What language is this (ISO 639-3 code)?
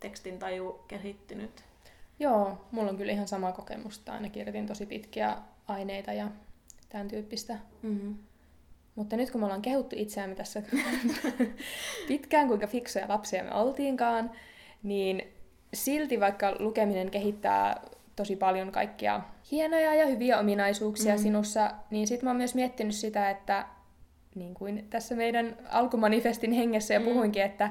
fin